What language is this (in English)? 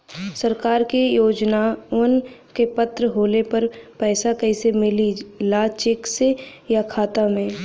Bhojpuri